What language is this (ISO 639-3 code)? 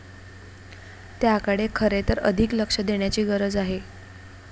mar